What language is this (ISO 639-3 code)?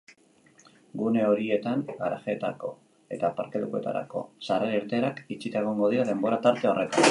eus